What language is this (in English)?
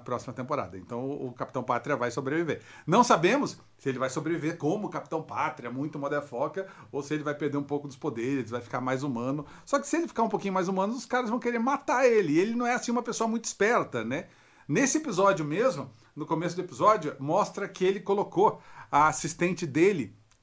Portuguese